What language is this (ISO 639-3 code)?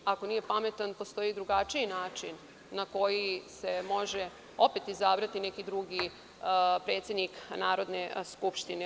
srp